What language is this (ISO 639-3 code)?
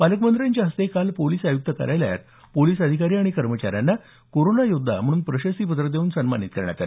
mar